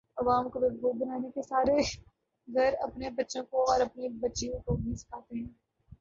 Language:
Urdu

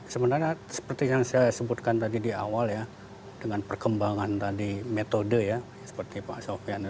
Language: Indonesian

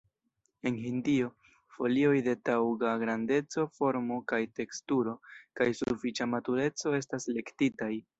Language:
Esperanto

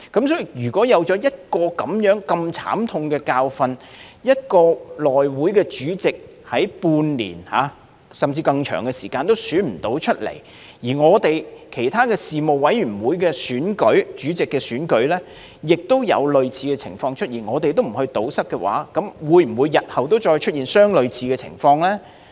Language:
Cantonese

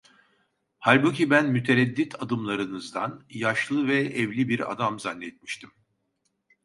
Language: Turkish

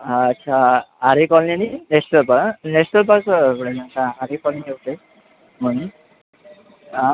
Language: Marathi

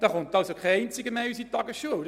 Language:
Swiss German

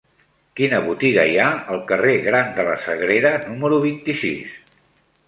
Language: Catalan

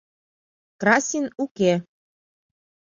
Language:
Mari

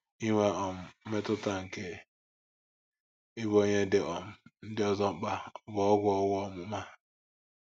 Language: Igbo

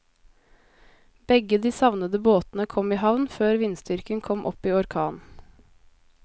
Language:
Norwegian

